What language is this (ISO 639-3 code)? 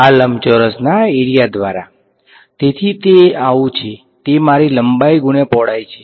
guj